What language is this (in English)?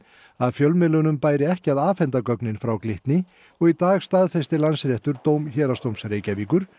Icelandic